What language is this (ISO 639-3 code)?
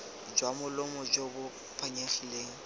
tsn